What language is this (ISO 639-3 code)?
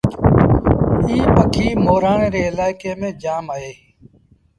sbn